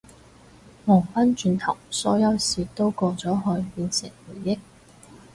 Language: Cantonese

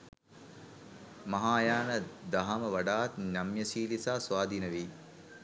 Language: Sinhala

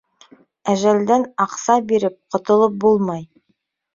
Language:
Bashkir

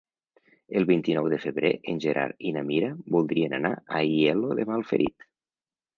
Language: Catalan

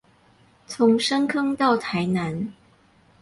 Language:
Chinese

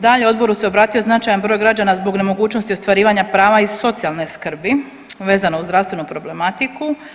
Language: Croatian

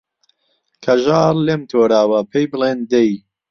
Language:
Central Kurdish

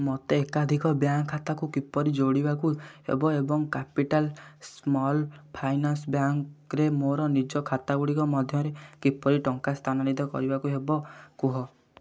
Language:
Odia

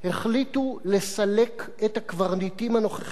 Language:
Hebrew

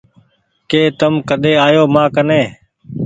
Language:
Goaria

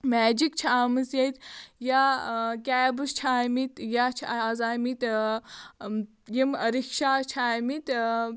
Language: Kashmiri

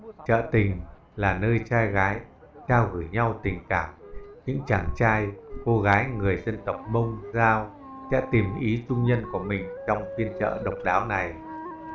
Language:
Vietnamese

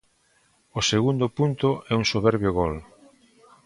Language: Galician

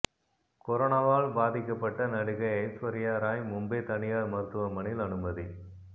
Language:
Tamil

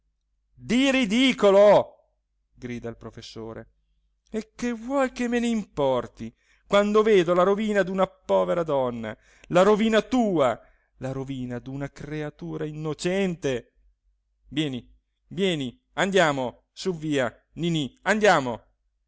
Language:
Italian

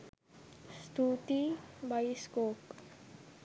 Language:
Sinhala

